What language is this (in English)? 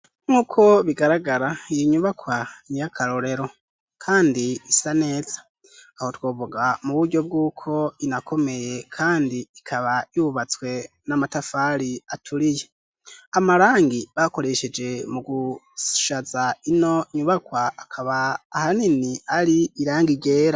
Rundi